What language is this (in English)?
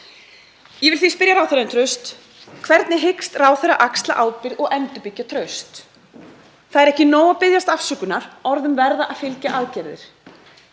Icelandic